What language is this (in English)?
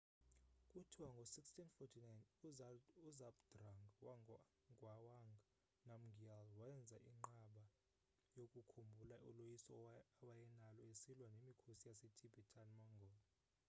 Xhosa